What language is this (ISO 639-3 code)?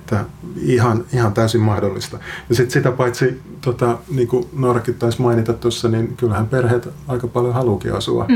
fin